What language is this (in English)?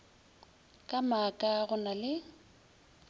Northern Sotho